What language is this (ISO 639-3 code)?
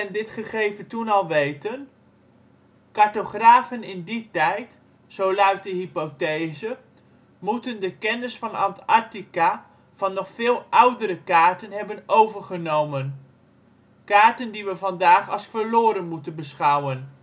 nld